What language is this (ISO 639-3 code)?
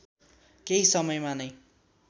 nep